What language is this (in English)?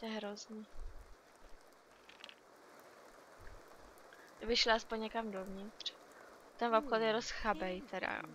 Czech